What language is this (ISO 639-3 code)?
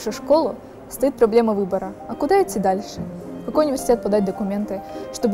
rus